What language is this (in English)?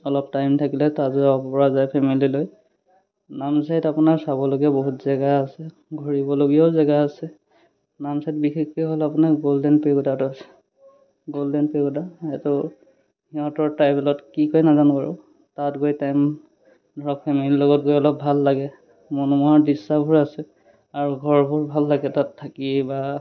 Assamese